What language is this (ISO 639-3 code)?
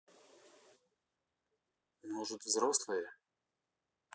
rus